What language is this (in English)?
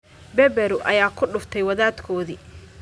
Somali